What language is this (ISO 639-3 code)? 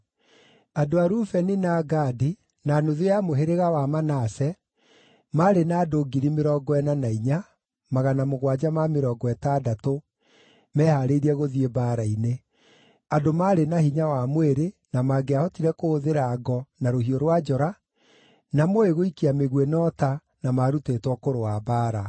kik